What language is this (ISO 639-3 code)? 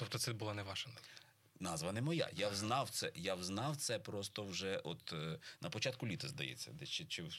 ukr